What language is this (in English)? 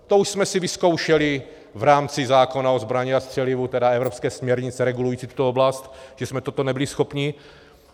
Czech